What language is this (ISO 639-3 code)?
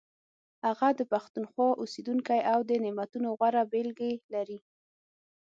pus